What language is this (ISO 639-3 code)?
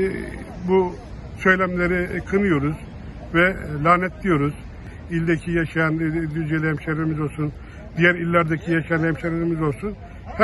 tur